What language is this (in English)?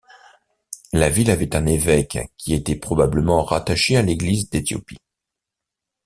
French